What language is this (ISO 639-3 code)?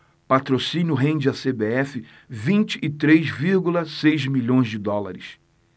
por